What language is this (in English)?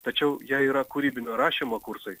Lithuanian